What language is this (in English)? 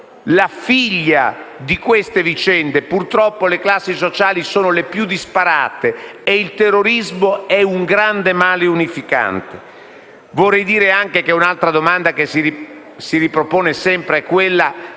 Italian